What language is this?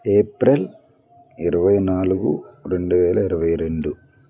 Telugu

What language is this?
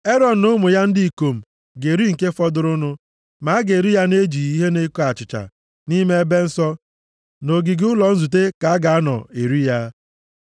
Igbo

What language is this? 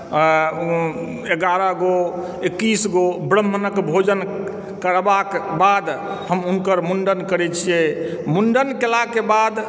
Maithili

